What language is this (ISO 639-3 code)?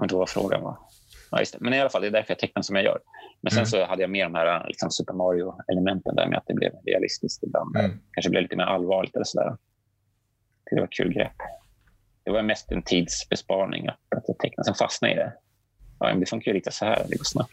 swe